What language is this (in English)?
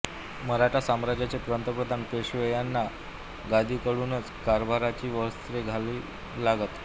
Marathi